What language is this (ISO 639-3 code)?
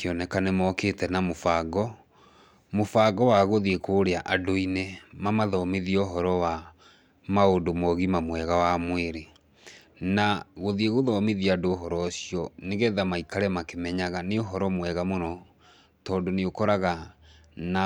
kik